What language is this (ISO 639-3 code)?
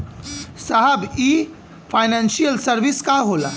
bho